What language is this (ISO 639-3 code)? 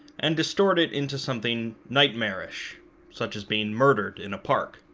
eng